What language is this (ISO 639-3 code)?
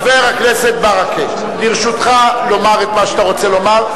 heb